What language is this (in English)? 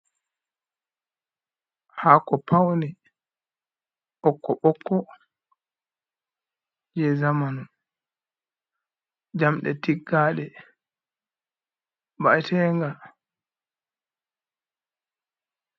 Fula